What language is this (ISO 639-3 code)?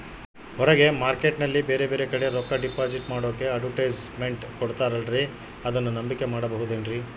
kan